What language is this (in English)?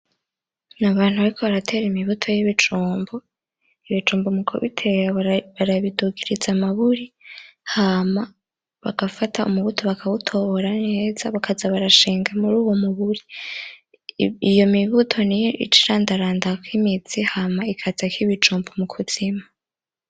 Rundi